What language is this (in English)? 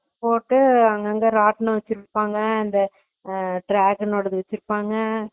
Tamil